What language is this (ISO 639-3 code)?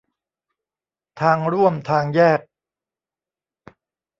tha